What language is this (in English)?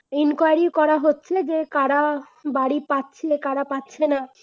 Bangla